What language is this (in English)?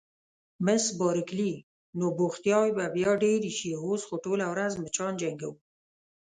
Pashto